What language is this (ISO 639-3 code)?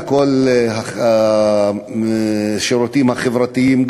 heb